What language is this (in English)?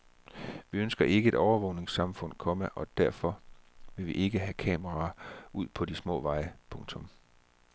Danish